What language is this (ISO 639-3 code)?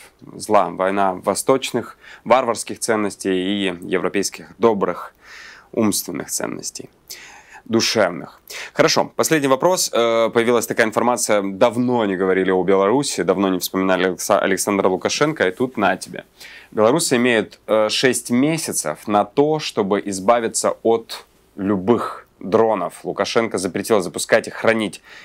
rus